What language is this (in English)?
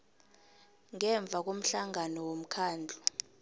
South Ndebele